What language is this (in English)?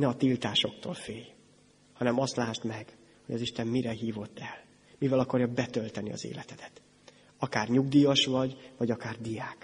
Hungarian